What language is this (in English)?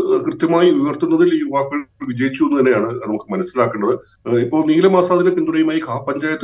Malayalam